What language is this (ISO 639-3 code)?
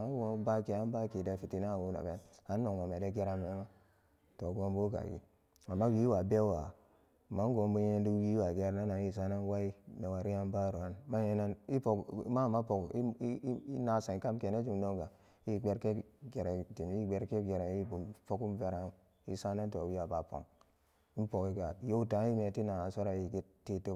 ccg